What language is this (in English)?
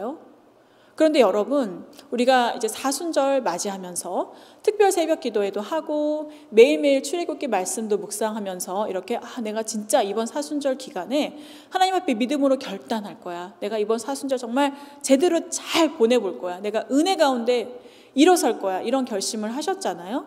Korean